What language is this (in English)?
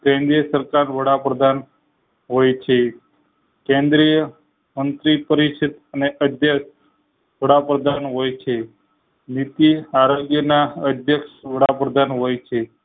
Gujarati